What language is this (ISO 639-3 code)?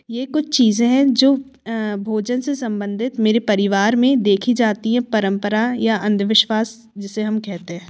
hin